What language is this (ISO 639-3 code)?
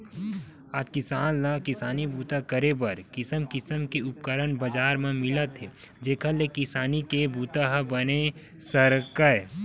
hne